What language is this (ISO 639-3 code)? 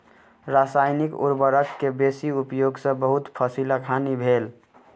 mai